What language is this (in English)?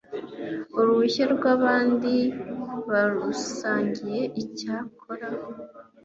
Kinyarwanda